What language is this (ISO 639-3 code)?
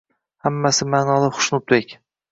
uzb